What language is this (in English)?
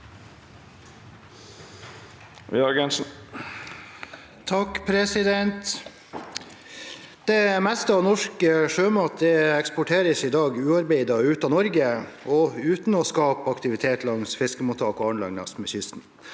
Norwegian